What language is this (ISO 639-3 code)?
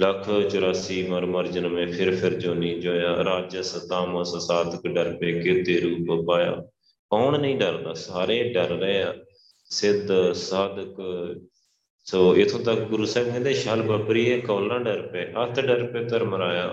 pan